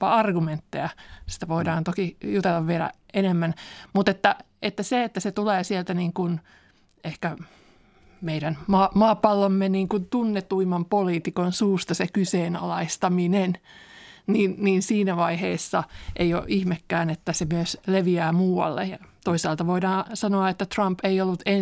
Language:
Finnish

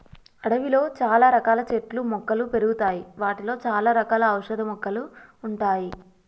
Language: Telugu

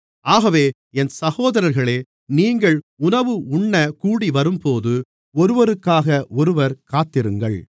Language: Tamil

